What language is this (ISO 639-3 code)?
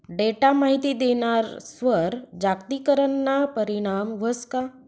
mar